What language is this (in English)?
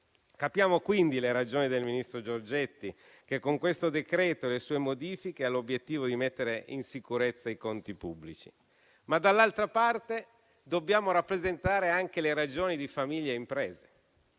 Italian